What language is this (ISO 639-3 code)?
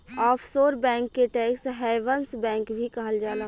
bho